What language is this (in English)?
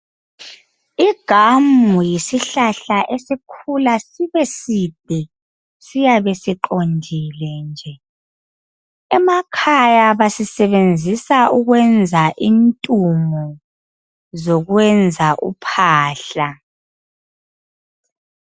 North Ndebele